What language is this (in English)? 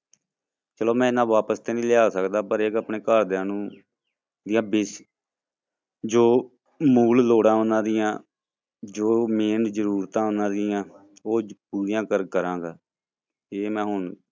Punjabi